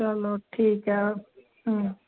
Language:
Hindi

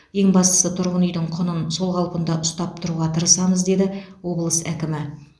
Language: Kazakh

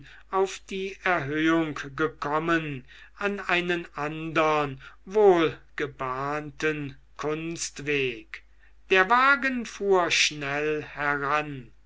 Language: German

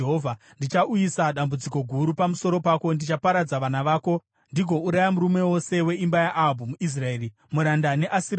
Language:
Shona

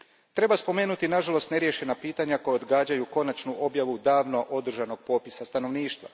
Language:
Croatian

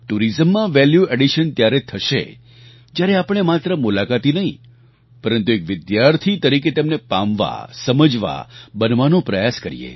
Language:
Gujarati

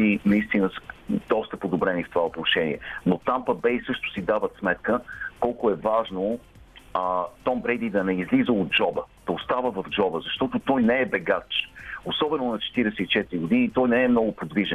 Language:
Bulgarian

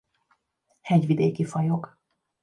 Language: Hungarian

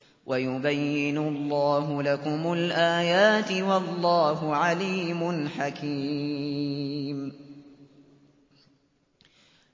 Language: Arabic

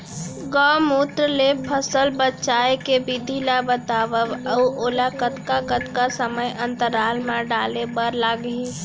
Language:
Chhattisgarhi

